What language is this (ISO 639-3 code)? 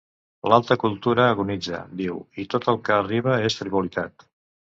cat